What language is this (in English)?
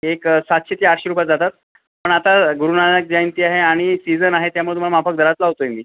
Marathi